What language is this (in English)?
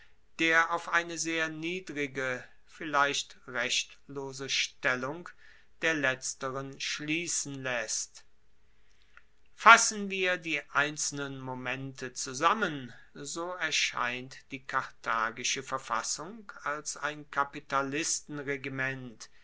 German